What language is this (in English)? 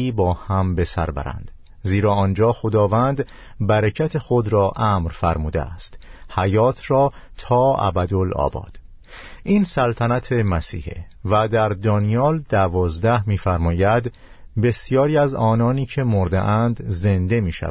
Persian